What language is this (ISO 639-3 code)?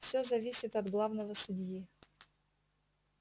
rus